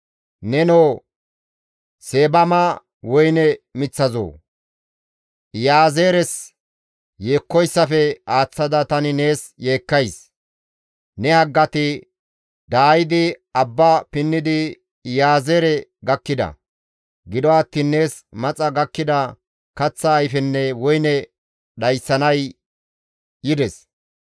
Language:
Gamo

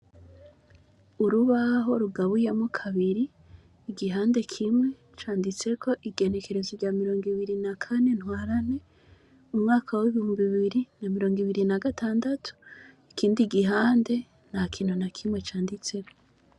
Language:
Rundi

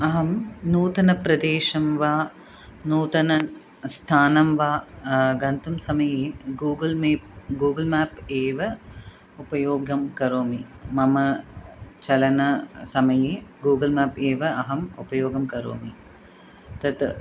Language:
Sanskrit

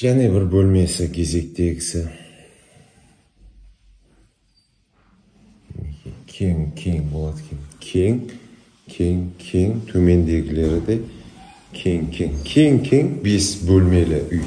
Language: Turkish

